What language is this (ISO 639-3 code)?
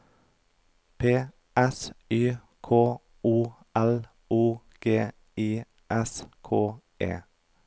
nor